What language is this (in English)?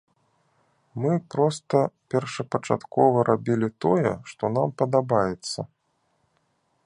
Belarusian